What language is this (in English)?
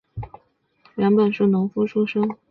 Chinese